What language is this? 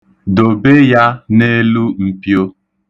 Igbo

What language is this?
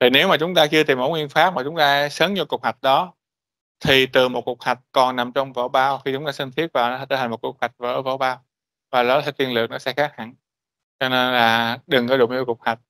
Vietnamese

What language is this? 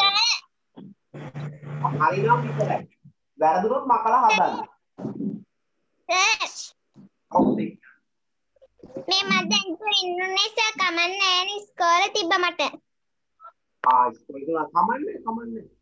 Indonesian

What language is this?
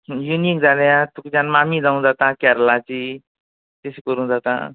Konkani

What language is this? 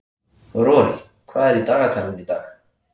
Icelandic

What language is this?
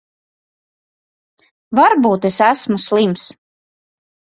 Latvian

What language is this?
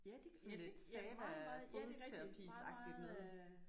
Danish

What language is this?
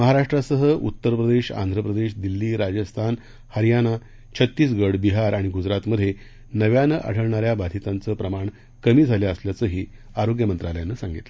Marathi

